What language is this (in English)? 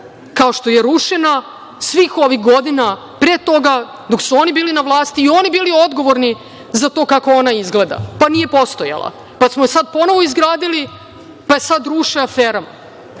Serbian